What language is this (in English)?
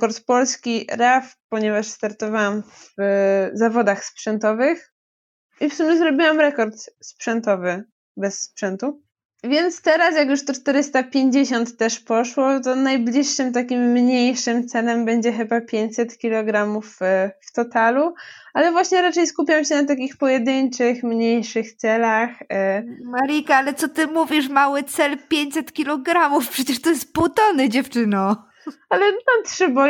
Polish